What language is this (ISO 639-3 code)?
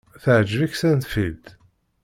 kab